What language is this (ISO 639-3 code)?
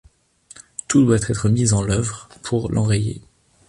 fra